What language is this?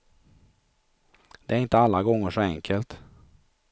Swedish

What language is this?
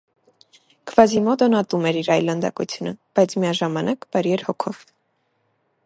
Armenian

